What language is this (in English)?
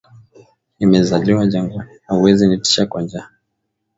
Swahili